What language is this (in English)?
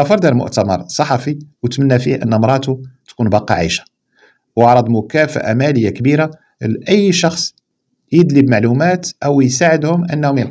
Arabic